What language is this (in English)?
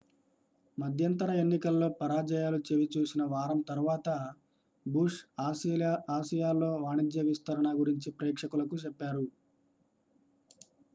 Telugu